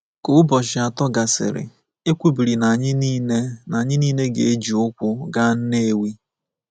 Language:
Igbo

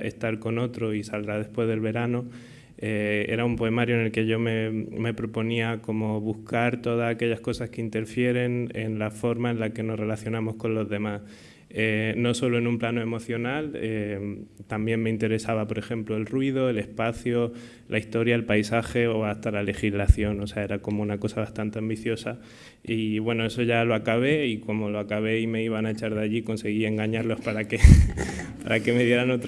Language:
Spanish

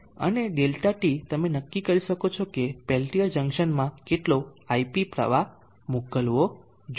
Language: Gujarati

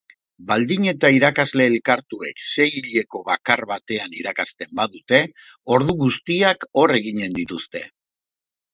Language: Basque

